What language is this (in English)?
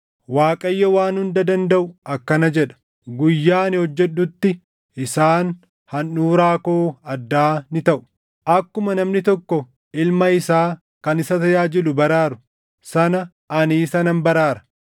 Oromo